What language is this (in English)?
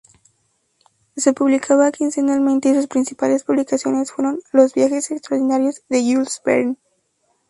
Spanish